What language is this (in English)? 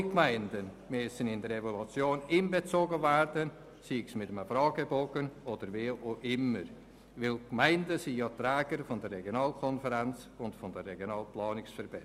Swiss German